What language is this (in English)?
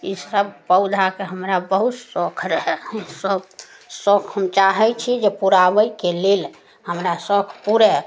Maithili